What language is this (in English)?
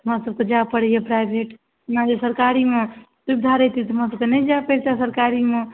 Maithili